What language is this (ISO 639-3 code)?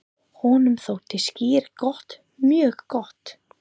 isl